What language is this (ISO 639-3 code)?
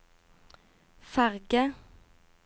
nor